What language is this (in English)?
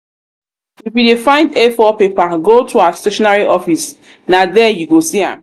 Nigerian Pidgin